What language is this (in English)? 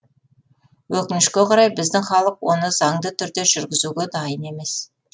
Kazakh